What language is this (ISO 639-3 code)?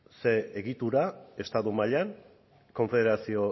eus